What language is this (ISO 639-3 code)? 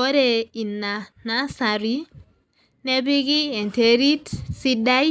mas